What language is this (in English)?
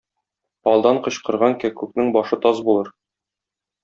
Tatar